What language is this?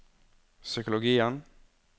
Norwegian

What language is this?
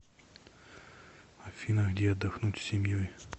Russian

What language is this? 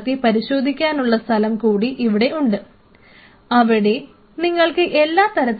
Malayalam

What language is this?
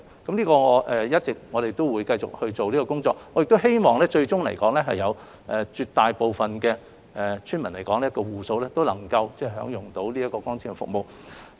Cantonese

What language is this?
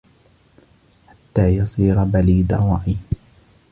Arabic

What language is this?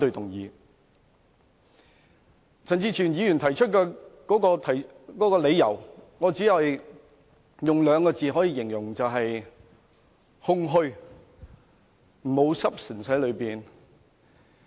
Cantonese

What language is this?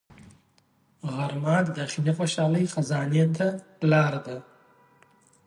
Pashto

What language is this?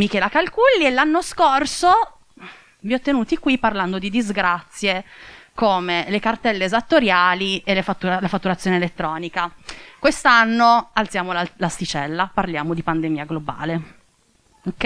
Italian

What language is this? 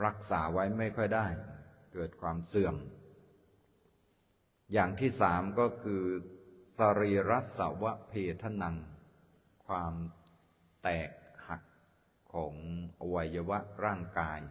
Thai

